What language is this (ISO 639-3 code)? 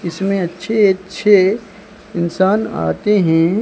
hin